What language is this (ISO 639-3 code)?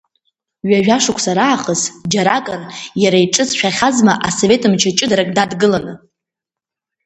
abk